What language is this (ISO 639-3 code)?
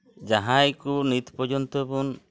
sat